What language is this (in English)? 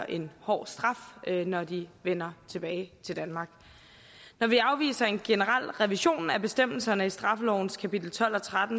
Danish